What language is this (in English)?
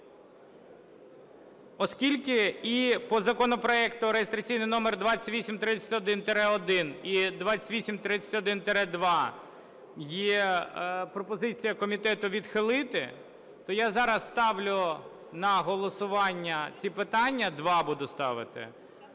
Ukrainian